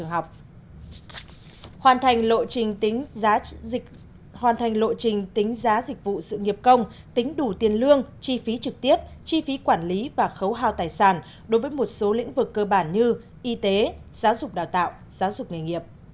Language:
Vietnamese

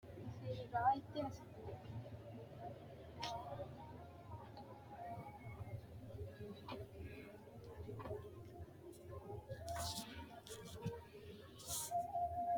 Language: Sidamo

